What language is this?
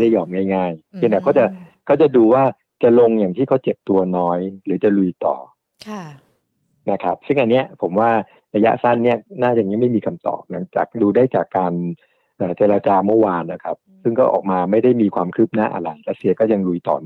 Thai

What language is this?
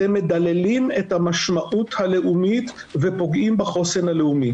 Hebrew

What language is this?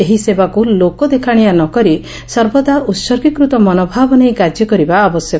Odia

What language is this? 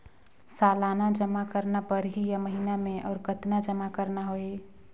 Chhattisgarhi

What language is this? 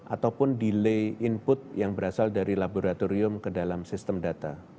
Indonesian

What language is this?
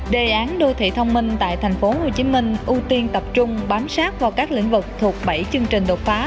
Vietnamese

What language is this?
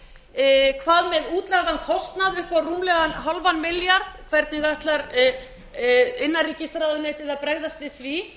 Icelandic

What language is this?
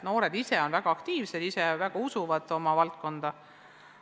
Estonian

